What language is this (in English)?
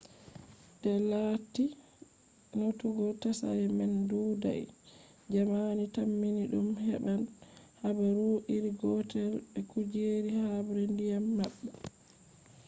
Fula